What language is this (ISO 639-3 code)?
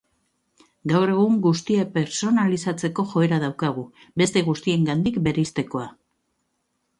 eus